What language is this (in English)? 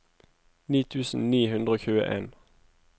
Norwegian